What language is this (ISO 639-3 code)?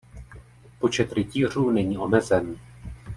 ces